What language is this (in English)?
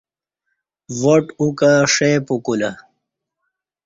Kati